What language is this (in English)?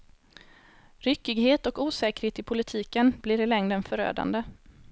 Swedish